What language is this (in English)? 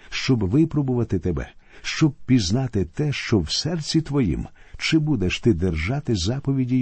Ukrainian